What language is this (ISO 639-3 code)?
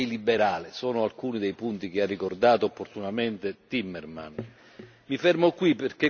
ita